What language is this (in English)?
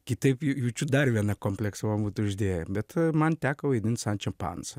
Lithuanian